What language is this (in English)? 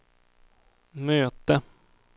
Swedish